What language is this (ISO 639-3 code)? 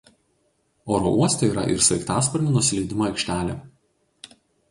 lit